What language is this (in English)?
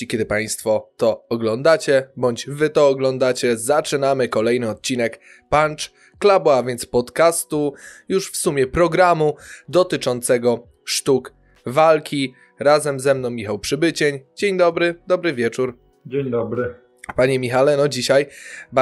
Polish